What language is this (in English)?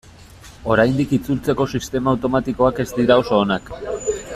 Basque